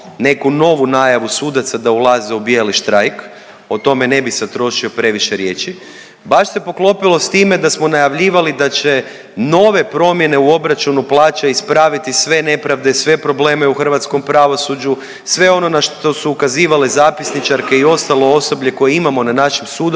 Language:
Croatian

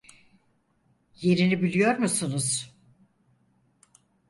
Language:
Turkish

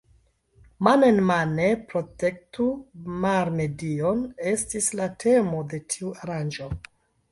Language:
Esperanto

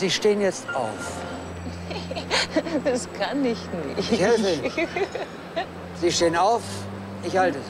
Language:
German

